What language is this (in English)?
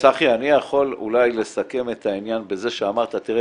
Hebrew